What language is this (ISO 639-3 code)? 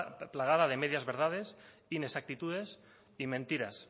spa